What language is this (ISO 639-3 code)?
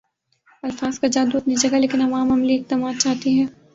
urd